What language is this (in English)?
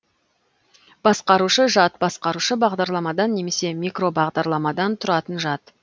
Kazakh